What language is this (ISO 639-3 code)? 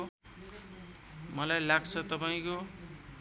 nep